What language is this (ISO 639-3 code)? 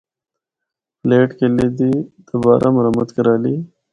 hno